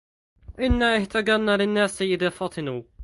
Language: Arabic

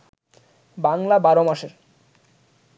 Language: Bangla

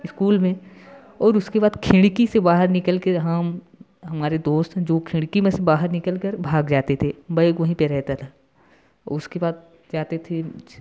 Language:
Hindi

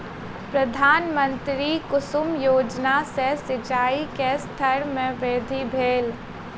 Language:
Maithili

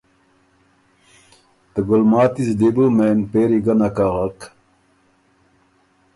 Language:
Ormuri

